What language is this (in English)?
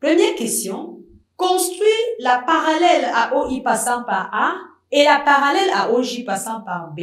French